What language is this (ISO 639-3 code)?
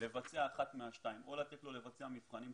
heb